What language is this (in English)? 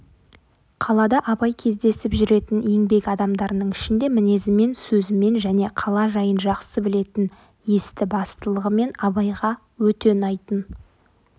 Kazakh